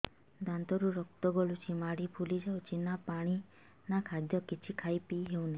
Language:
Odia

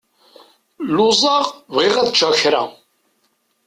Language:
Kabyle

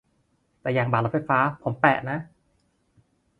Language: Thai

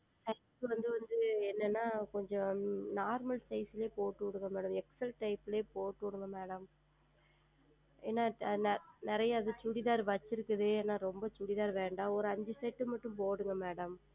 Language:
Tamil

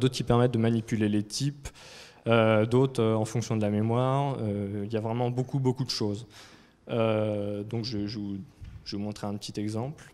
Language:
French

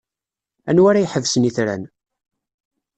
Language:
Kabyle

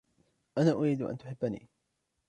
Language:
Arabic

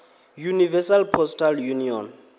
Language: Venda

